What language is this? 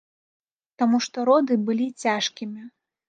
Belarusian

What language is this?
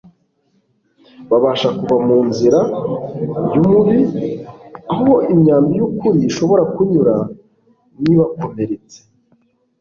Kinyarwanda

